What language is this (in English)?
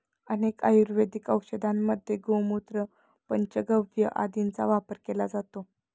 Marathi